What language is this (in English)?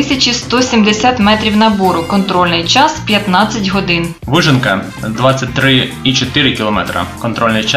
Ukrainian